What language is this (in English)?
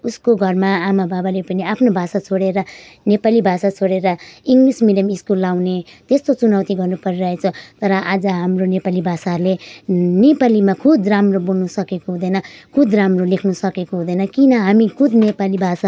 Nepali